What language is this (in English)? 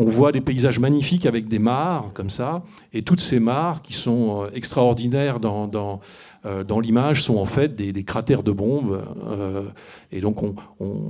French